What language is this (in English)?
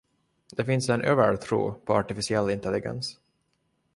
Swedish